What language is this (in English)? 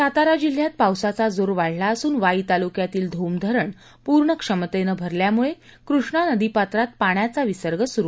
Marathi